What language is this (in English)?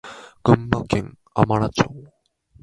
Japanese